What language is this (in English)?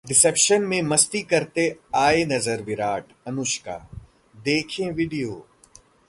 Hindi